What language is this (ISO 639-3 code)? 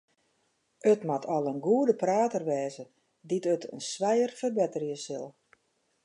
fry